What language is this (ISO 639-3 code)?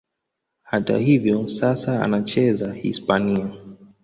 swa